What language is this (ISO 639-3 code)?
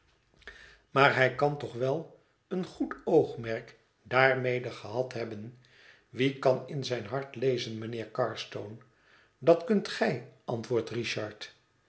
nld